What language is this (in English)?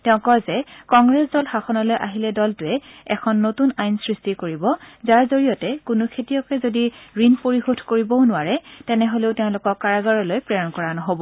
Assamese